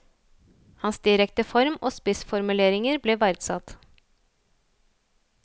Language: Norwegian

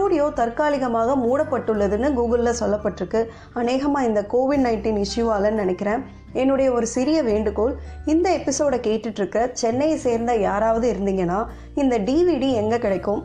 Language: Tamil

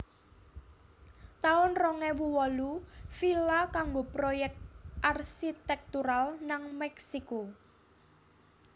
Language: Javanese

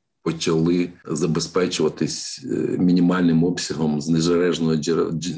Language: Ukrainian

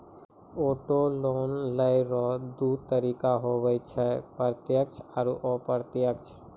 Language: Maithili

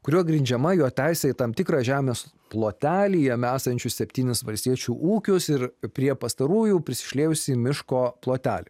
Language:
Lithuanian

